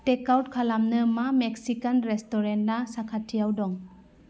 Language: Bodo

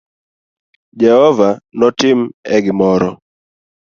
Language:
Luo (Kenya and Tanzania)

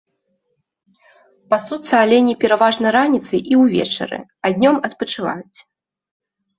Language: Belarusian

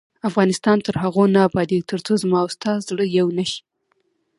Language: Pashto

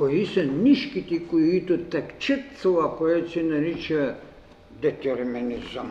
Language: Bulgarian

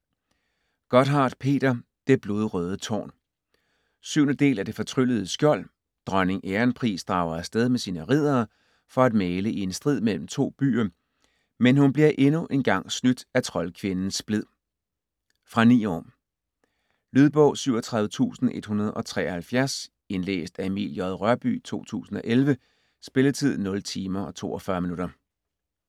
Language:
Danish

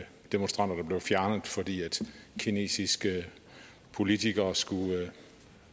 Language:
Danish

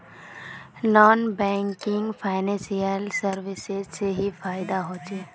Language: Magahi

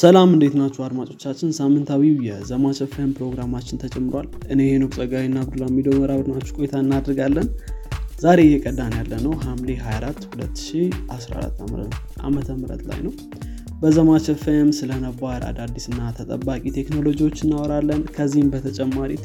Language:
Amharic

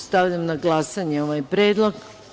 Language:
Serbian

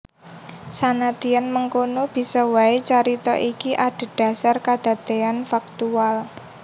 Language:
Javanese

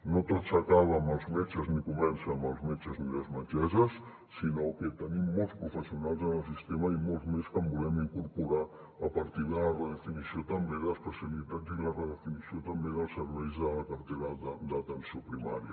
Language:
Catalan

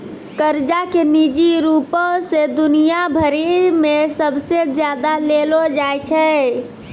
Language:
Maithili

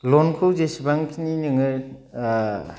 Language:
Bodo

